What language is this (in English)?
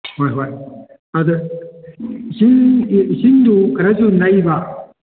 Manipuri